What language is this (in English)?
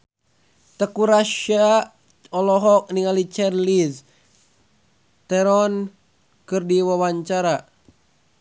Sundanese